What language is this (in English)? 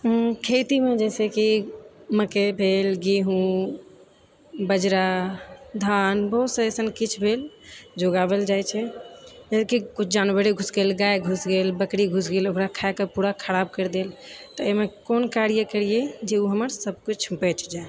Maithili